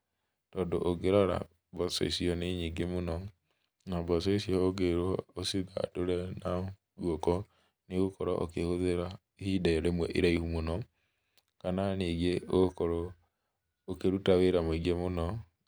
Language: Kikuyu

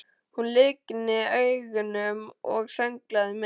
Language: Icelandic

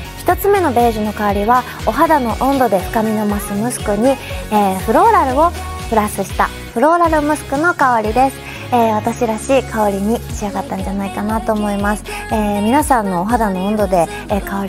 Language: Japanese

